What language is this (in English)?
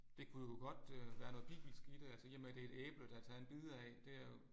Danish